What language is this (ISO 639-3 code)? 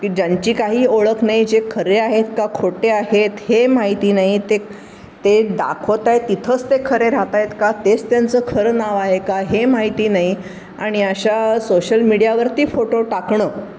mar